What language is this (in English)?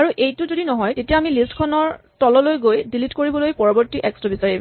Assamese